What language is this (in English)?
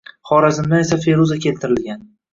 Uzbek